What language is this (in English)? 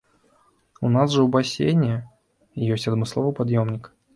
Belarusian